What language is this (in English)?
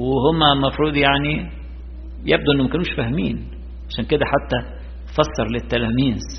Arabic